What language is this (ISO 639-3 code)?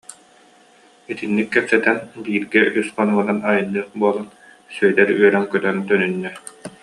sah